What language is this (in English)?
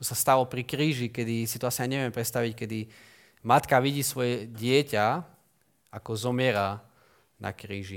Slovak